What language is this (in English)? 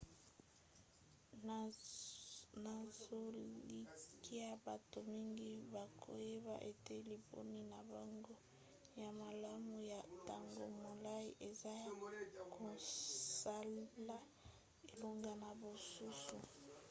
Lingala